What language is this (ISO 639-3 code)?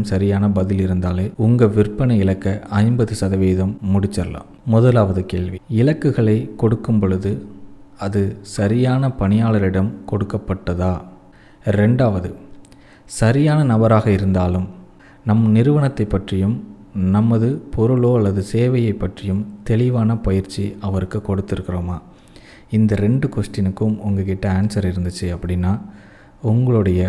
tam